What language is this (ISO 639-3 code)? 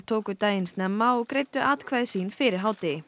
isl